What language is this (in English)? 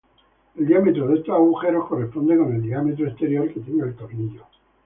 Spanish